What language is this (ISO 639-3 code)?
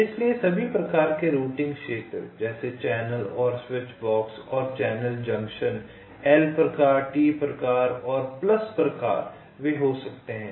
hin